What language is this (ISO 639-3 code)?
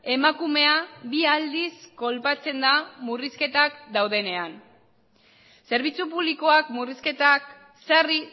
eus